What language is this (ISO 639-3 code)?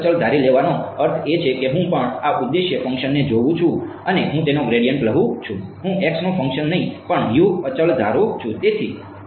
guj